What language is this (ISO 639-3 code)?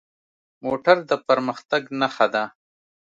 pus